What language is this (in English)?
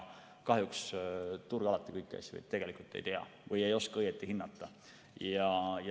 Estonian